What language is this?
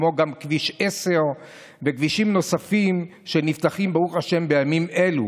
Hebrew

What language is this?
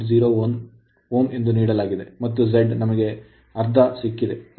Kannada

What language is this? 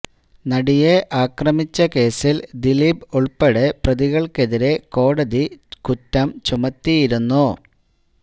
Malayalam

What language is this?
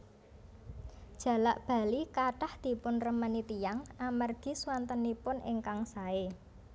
Javanese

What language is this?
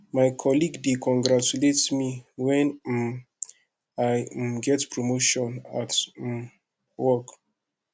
Nigerian Pidgin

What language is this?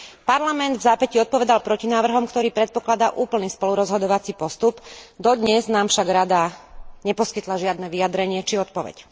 Slovak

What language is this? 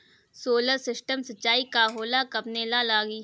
Bhojpuri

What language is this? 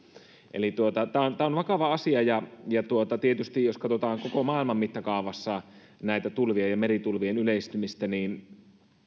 Finnish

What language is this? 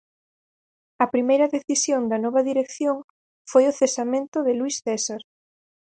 Galician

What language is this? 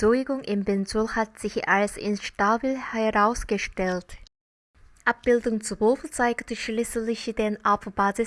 German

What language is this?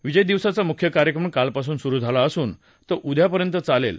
Marathi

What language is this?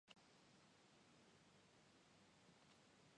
Chinese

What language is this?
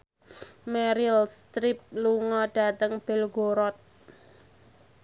Javanese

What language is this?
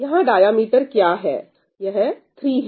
Hindi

